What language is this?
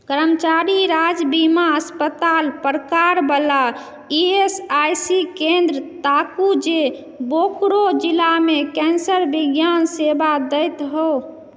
Maithili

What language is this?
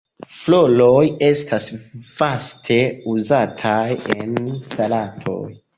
Esperanto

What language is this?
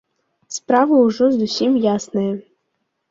Belarusian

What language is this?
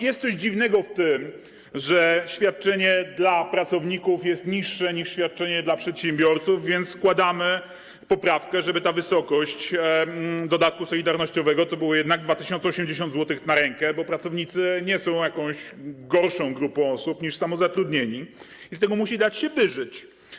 Polish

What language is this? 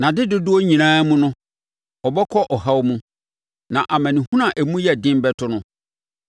Akan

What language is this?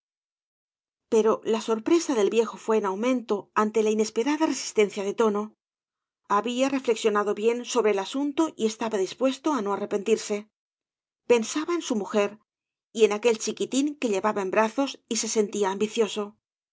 Spanish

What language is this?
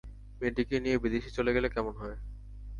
Bangla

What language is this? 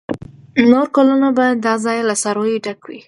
Pashto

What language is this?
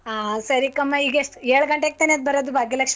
Kannada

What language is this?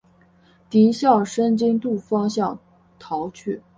Chinese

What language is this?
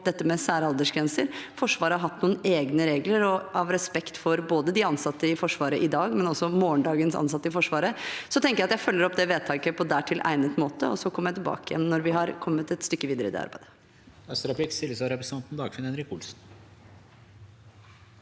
Norwegian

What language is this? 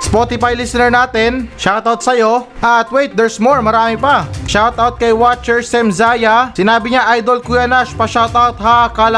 Filipino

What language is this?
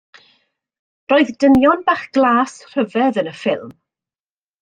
Welsh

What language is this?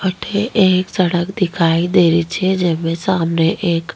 Rajasthani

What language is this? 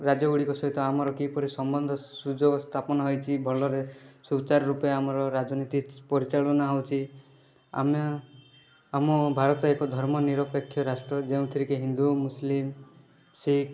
Odia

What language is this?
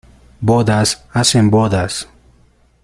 Spanish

